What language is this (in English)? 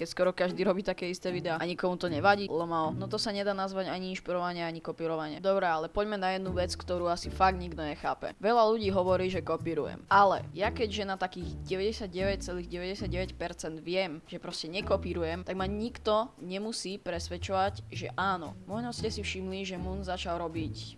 Slovak